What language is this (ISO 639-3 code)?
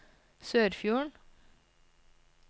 nor